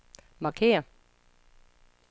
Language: Danish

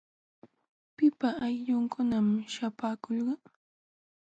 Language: Jauja Wanca Quechua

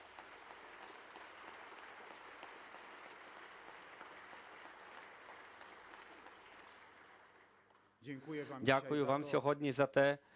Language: Ukrainian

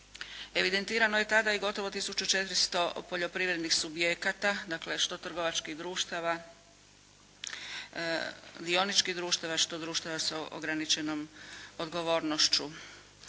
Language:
Croatian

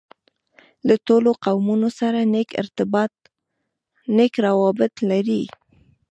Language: Pashto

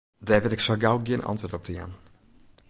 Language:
Western Frisian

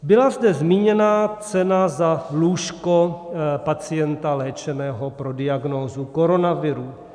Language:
Czech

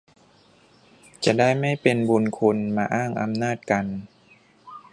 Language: Thai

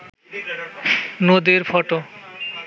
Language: Bangla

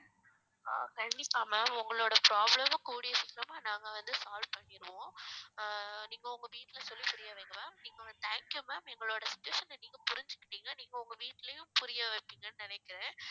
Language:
Tamil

